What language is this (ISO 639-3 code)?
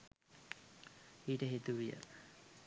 sin